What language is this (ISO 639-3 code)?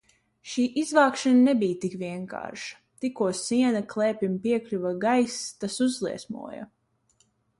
lav